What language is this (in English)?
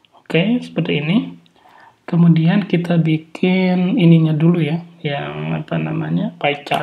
Indonesian